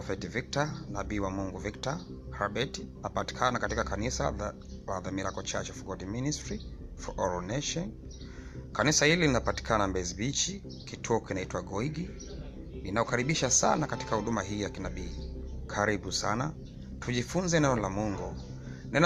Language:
Swahili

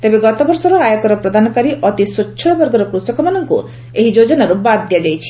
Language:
Odia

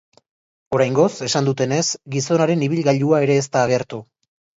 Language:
Basque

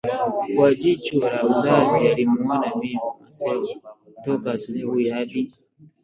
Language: Swahili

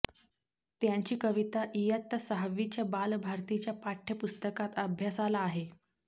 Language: Marathi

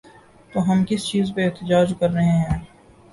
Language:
Urdu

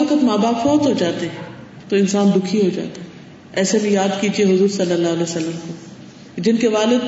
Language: Urdu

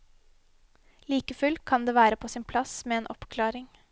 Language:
Norwegian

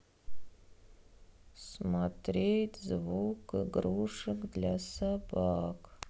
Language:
Russian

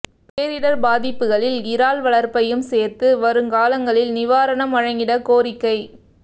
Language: Tamil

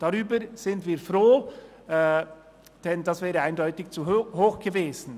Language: Swiss German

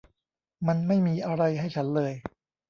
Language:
Thai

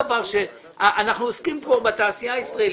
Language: Hebrew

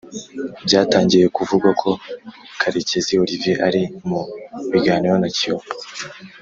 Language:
Kinyarwanda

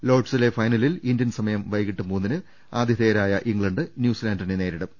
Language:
Malayalam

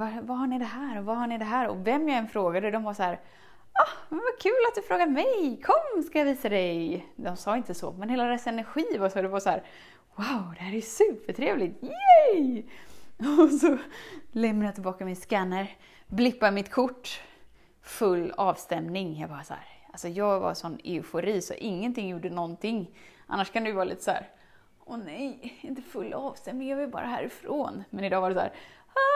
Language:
Swedish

